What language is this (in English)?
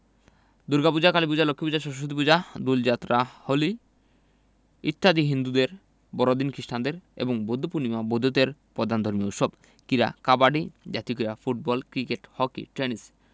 Bangla